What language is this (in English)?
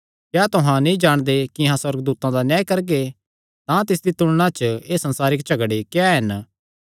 Kangri